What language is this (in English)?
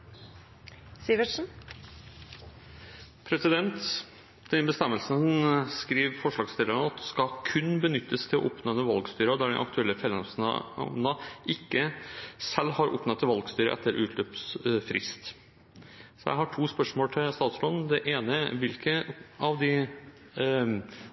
Norwegian Bokmål